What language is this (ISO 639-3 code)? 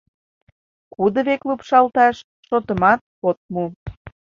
chm